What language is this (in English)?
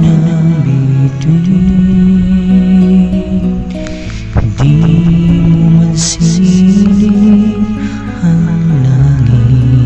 Korean